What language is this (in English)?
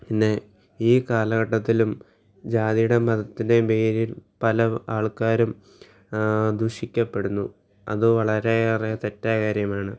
Malayalam